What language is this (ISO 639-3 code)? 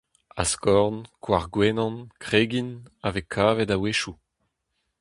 bre